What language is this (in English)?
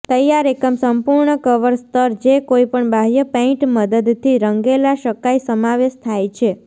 Gujarati